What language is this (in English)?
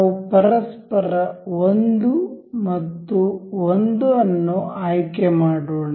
Kannada